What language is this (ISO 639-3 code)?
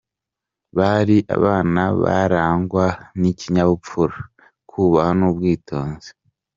kin